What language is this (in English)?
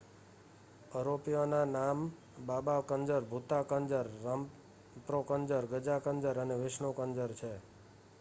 Gujarati